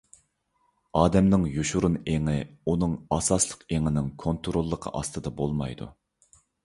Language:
Uyghur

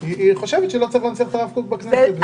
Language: Hebrew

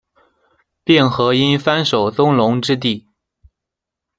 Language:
Chinese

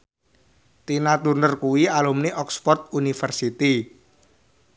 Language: Javanese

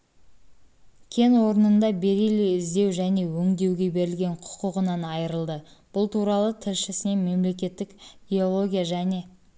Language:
Kazakh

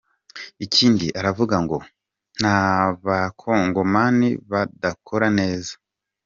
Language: Kinyarwanda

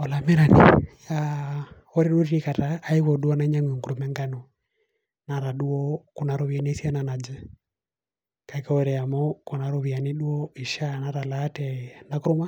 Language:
Masai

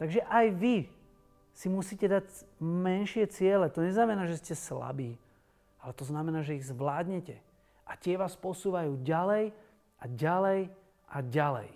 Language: Slovak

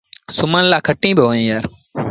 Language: Sindhi Bhil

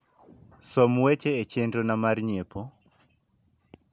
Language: Luo (Kenya and Tanzania)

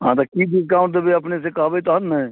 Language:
Maithili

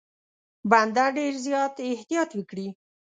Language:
Pashto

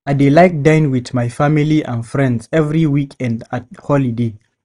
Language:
Nigerian Pidgin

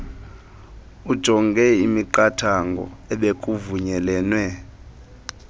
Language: Xhosa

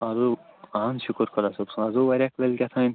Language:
Kashmiri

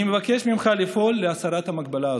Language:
Hebrew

